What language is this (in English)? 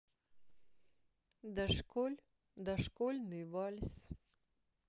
Russian